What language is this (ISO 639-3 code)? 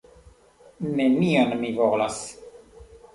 epo